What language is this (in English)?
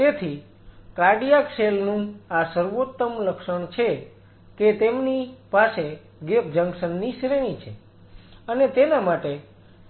Gujarati